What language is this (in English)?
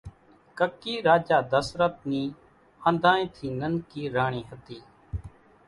Kachi Koli